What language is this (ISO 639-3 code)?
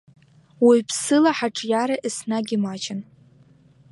abk